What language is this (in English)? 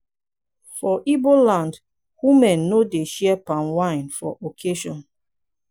Nigerian Pidgin